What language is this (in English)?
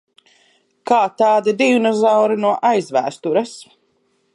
Latvian